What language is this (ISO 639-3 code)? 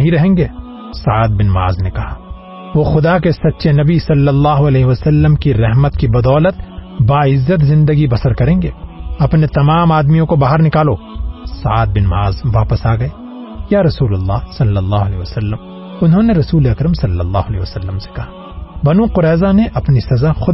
urd